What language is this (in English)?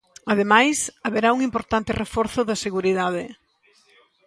Galician